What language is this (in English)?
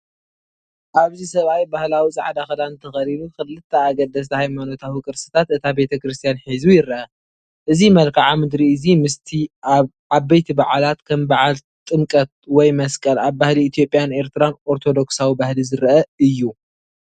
Tigrinya